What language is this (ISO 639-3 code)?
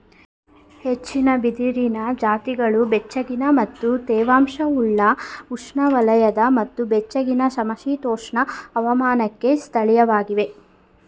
kan